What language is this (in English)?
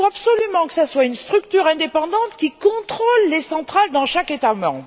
French